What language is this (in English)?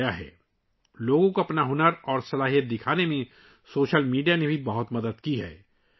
Urdu